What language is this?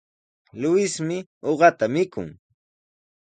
Sihuas Ancash Quechua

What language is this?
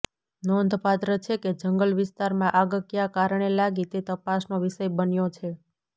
Gujarati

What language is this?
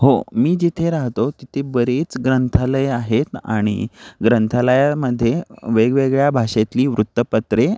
Marathi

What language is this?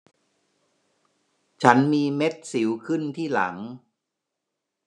Thai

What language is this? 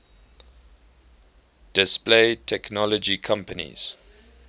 English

